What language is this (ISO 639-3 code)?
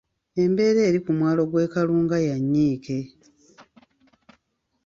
lug